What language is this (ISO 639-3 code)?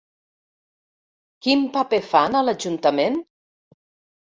cat